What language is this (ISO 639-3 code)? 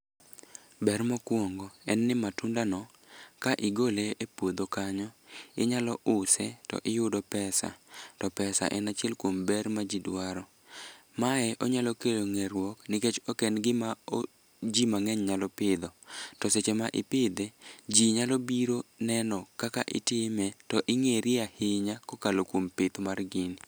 luo